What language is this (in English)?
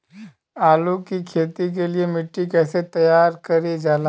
Bhojpuri